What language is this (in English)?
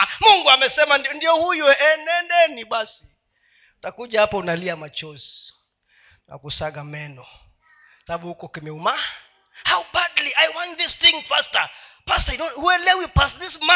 Swahili